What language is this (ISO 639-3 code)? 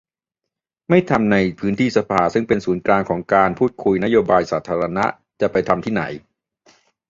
tha